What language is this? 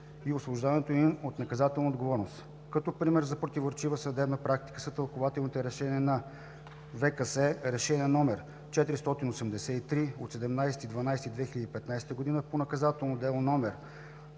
Bulgarian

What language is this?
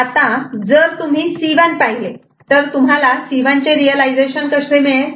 Marathi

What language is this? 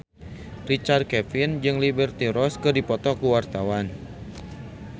Sundanese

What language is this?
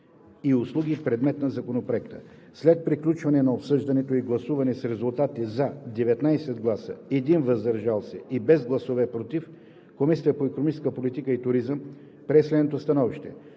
Bulgarian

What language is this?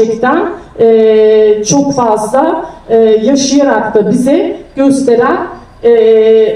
Turkish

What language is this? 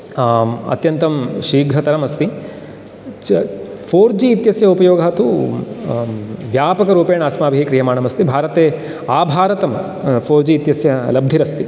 Sanskrit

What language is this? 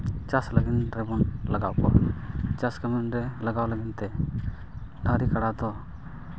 Santali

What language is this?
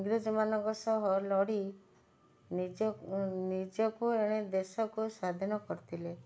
Odia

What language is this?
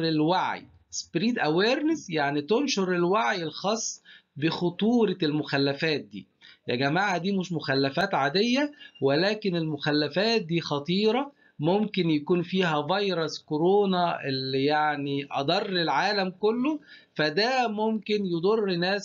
Arabic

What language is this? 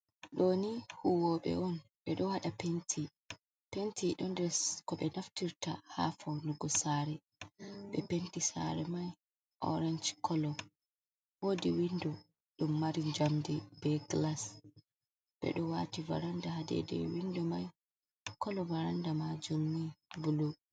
Fula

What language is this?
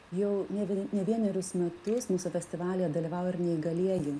Lithuanian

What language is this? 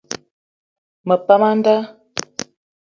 Eton (Cameroon)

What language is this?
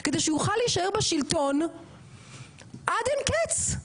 Hebrew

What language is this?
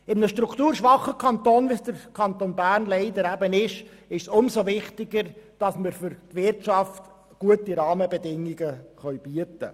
Swiss German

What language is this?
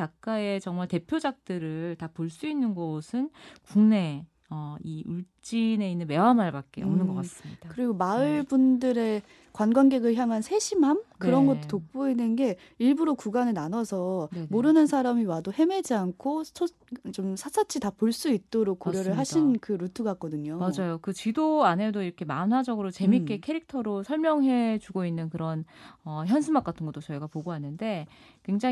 Korean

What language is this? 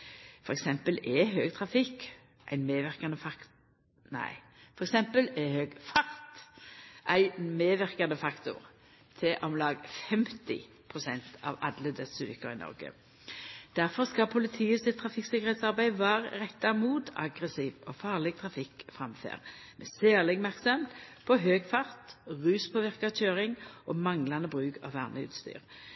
Norwegian Nynorsk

